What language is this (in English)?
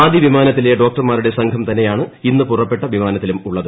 Malayalam